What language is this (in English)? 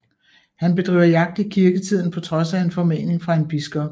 Danish